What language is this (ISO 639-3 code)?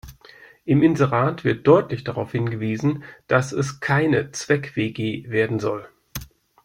deu